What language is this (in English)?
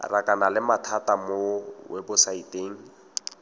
Tswana